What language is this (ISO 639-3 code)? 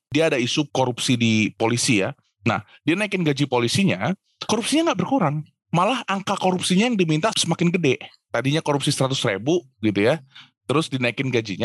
ind